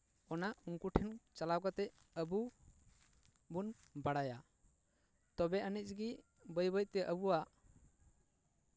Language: Santali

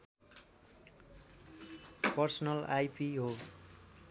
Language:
Nepali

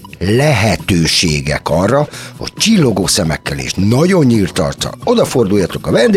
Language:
Hungarian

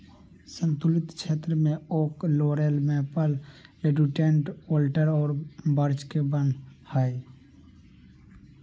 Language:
Magahi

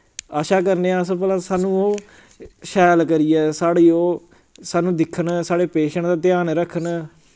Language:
Dogri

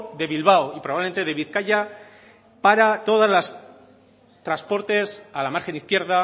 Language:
Spanish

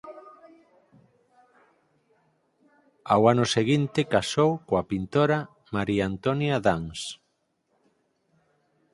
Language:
Galician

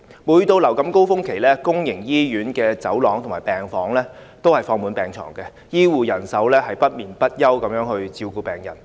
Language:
Cantonese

